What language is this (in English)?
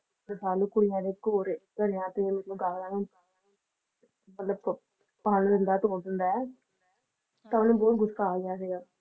Punjabi